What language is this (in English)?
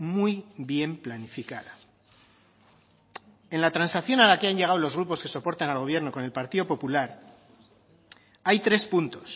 Spanish